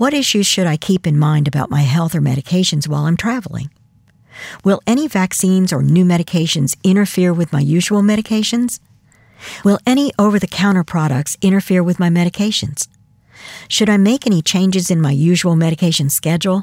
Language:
English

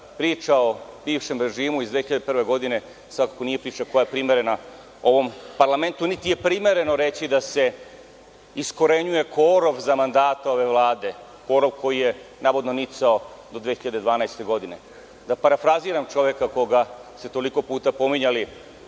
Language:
Serbian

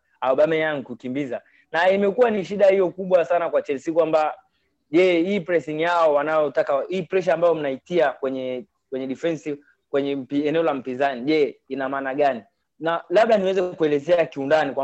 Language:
Swahili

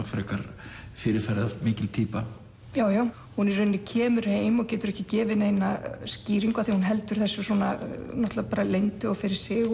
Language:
Icelandic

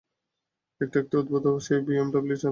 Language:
Bangla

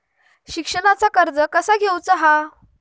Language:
Marathi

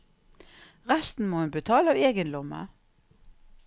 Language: Norwegian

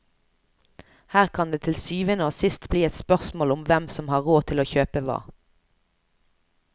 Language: Norwegian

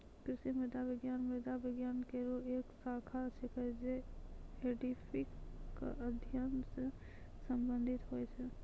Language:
Maithili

